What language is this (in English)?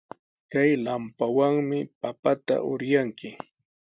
Sihuas Ancash Quechua